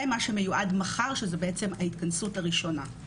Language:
Hebrew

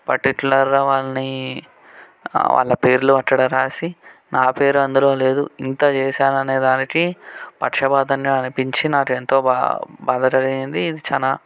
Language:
Telugu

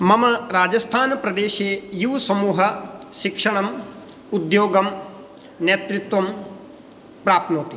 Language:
Sanskrit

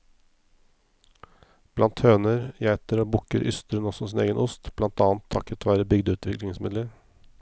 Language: Norwegian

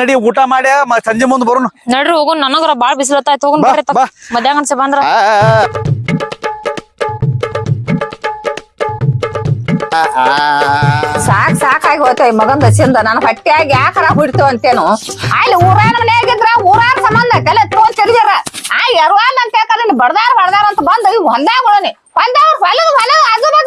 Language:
Kannada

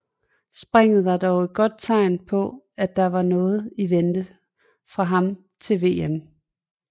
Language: Danish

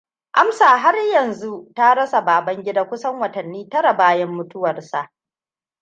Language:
Hausa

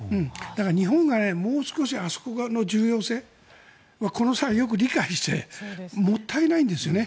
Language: Japanese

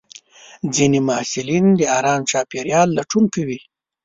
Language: Pashto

